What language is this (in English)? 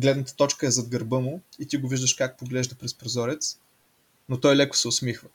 Bulgarian